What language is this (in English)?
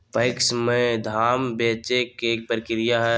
Magahi